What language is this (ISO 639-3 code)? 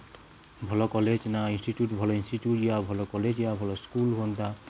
ori